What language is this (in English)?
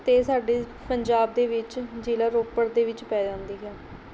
Punjabi